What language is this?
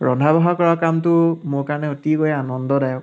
Assamese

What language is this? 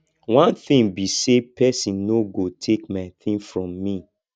Nigerian Pidgin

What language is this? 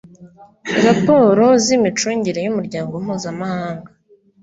Kinyarwanda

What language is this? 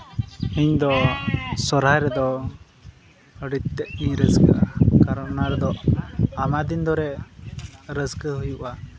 Santali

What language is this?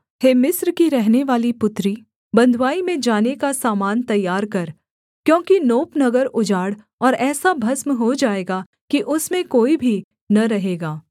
Hindi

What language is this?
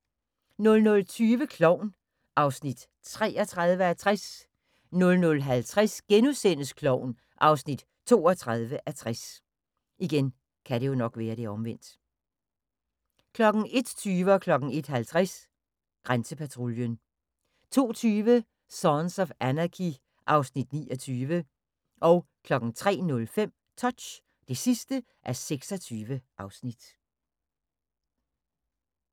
Danish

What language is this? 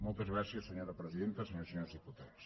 Catalan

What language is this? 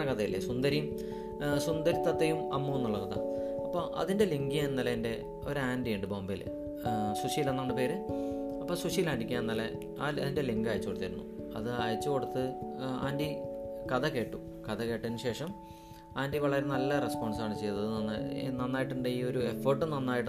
Malayalam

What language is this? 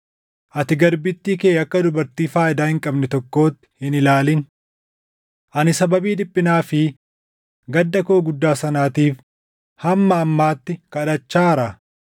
Oromo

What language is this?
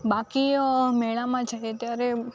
Gujarati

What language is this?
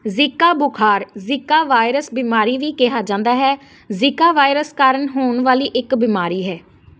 Punjabi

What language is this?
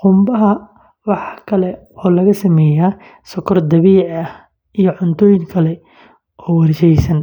Somali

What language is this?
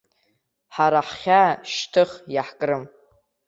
Abkhazian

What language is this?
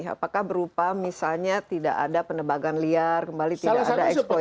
Indonesian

